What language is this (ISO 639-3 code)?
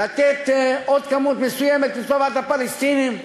heb